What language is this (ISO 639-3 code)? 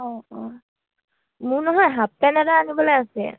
asm